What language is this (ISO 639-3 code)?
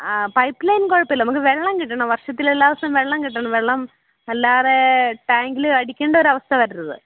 mal